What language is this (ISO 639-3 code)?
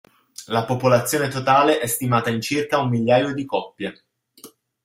ita